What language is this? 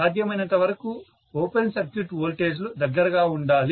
Telugu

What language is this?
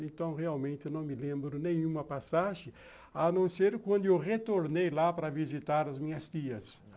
Portuguese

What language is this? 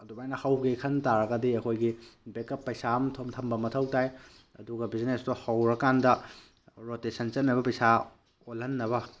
Manipuri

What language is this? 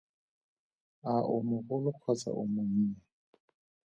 Tswana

